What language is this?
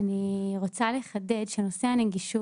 Hebrew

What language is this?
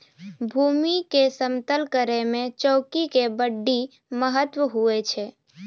Maithili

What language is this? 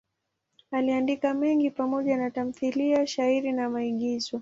Swahili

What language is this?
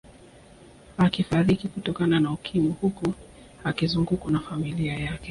Swahili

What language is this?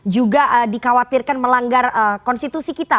Indonesian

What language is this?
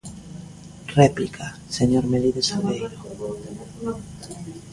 Galician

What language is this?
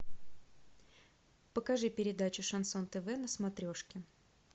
Russian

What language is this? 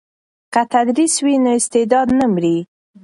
Pashto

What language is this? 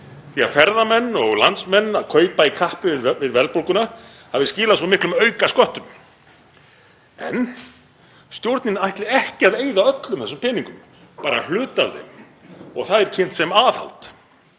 Icelandic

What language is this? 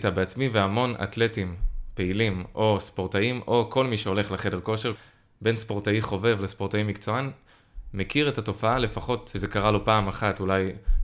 Hebrew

